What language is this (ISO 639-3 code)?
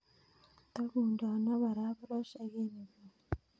kln